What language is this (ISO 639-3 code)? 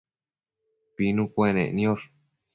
mcf